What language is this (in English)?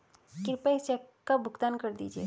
Hindi